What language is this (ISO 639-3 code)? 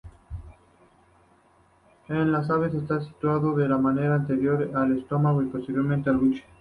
spa